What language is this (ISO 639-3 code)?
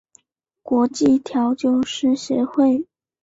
zho